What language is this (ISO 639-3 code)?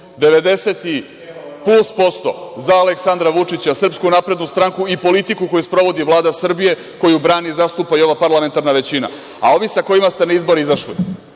srp